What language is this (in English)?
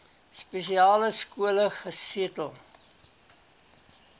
Afrikaans